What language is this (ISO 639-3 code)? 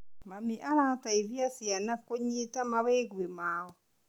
kik